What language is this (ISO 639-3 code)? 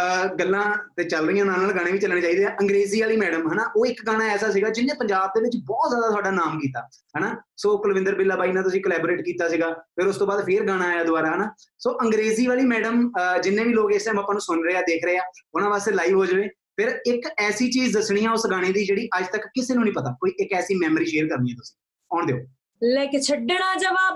pan